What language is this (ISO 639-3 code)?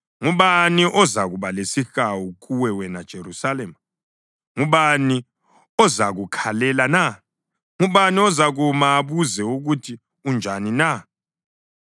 nde